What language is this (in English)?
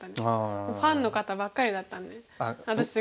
Japanese